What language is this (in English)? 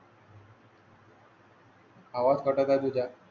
Marathi